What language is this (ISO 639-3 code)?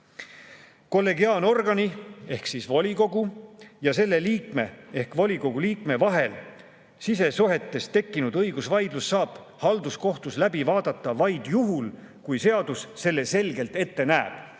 est